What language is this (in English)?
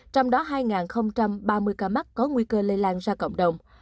Vietnamese